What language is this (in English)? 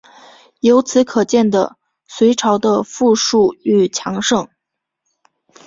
Chinese